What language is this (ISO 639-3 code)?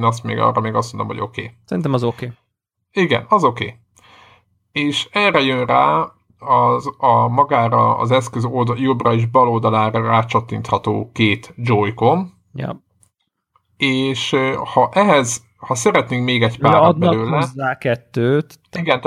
hun